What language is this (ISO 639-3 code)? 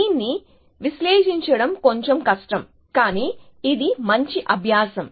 tel